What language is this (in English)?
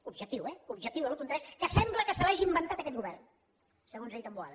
Catalan